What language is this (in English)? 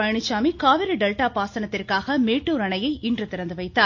Tamil